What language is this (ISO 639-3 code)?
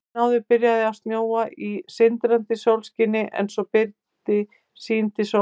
isl